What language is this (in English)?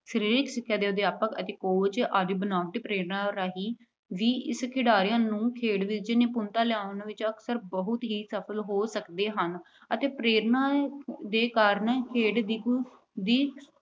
Punjabi